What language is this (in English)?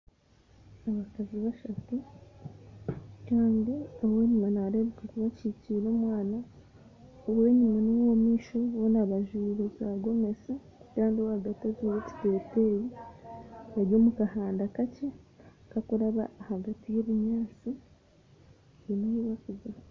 Nyankole